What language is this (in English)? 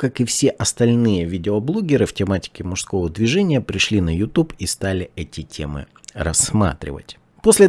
Russian